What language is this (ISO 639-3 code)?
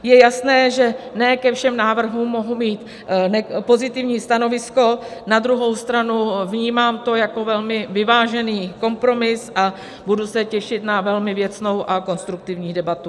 ces